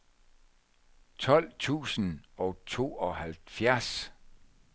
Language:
Danish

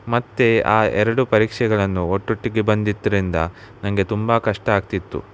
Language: Kannada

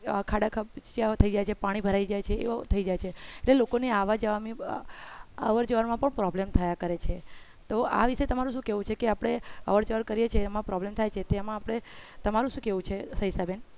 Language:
Gujarati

